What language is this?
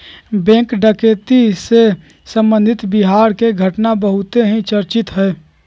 Magahi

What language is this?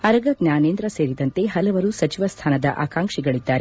Kannada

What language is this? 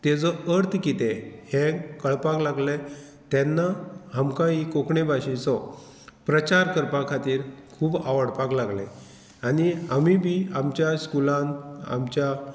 Konkani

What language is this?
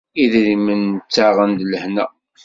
Kabyle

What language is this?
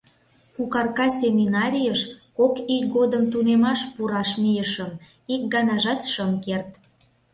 Mari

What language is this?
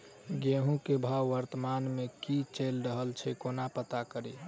Maithili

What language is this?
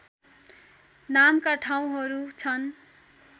Nepali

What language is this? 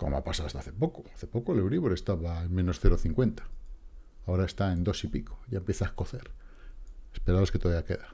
Spanish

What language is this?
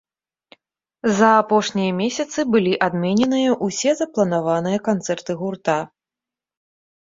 Belarusian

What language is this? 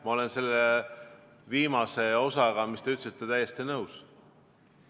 Estonian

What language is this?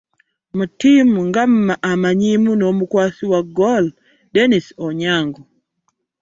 Ganda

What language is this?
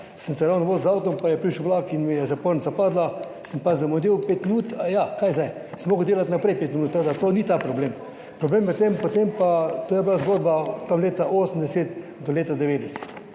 Slovenian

